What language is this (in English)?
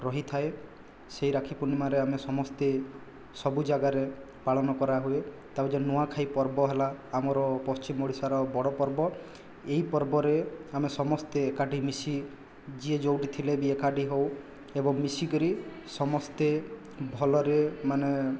Odia